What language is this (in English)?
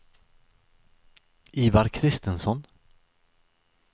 Swedish